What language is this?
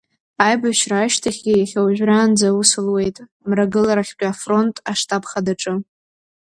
Abkhazian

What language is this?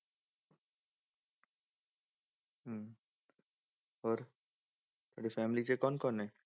Punjabi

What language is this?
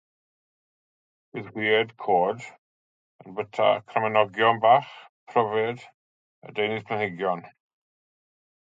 Welsh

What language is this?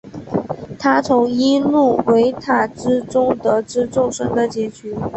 Chinese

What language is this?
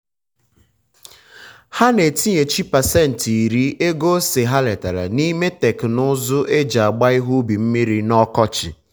Igbo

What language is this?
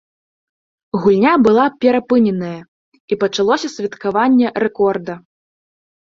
Belarusian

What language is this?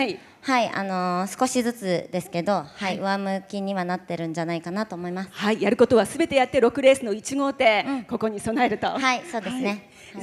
Japanese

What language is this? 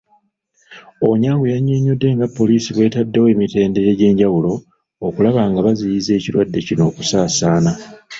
Ganda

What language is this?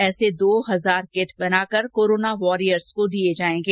Hindi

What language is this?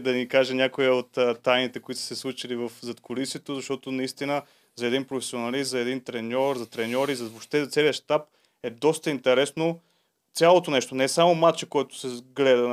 Bulgarian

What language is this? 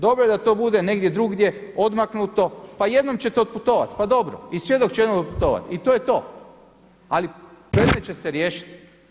Croatian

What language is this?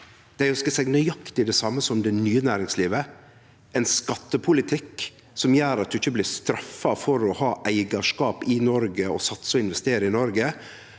Norwegian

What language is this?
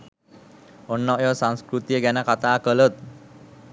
Sinhala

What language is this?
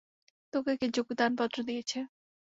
Bangla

